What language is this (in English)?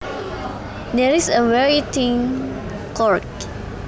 Javanese